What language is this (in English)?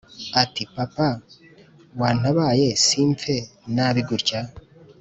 Kinyarwanda